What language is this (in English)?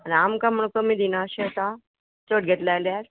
Konkani